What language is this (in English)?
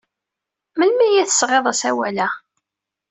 Kabyle